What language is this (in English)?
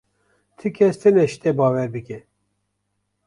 Kurdish